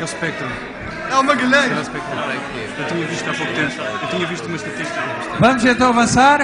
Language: Portuguese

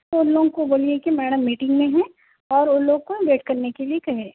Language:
Urdu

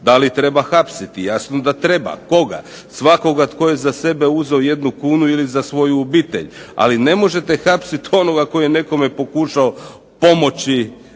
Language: Croatian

